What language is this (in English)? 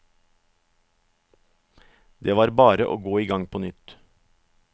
Norwegian